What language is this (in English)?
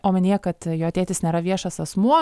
Lithuanian